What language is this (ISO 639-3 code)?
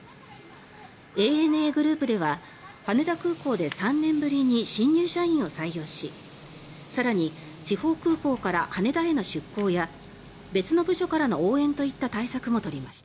jpn